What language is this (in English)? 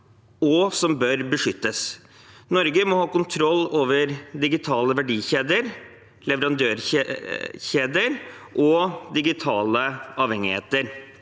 Norwegian